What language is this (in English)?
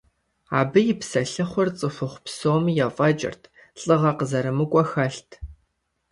Kabardian